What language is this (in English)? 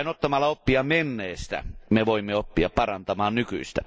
Finnish